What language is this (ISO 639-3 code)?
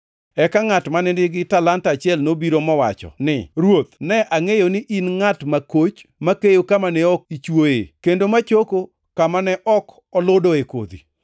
luo